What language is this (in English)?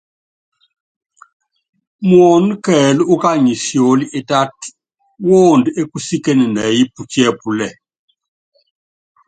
Yangben